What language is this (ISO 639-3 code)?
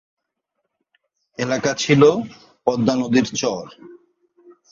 ben